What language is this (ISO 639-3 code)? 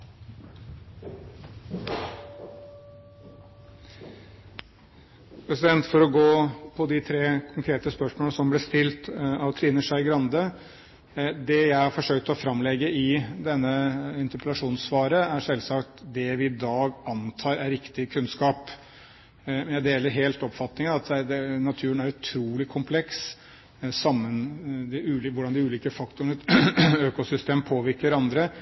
nob